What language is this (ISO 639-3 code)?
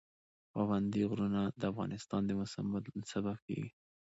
pus